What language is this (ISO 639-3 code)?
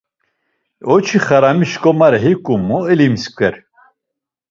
lzz